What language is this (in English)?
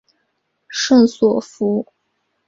Chinese